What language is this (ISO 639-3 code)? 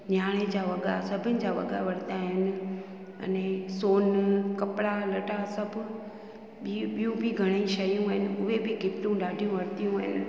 snd